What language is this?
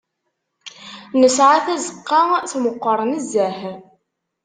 Kabyle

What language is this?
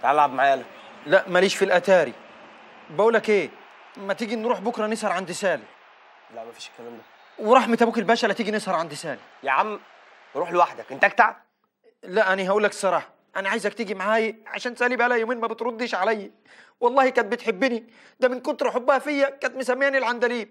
Arabic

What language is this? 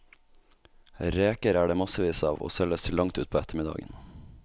Norwegian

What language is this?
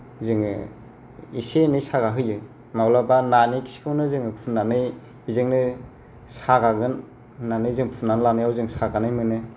Bodo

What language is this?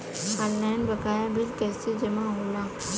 Bhojpuri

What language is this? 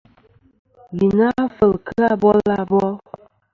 Kom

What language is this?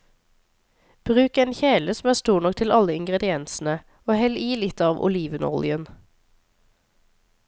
Norwegian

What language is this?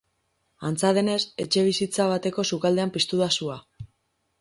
Basque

